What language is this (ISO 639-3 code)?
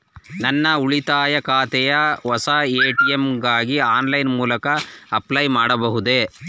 kan